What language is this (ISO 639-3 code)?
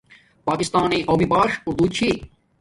dmk